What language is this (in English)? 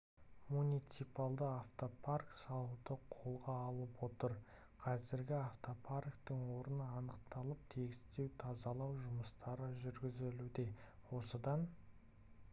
Kazakh